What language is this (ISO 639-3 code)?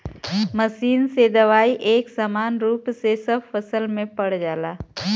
bho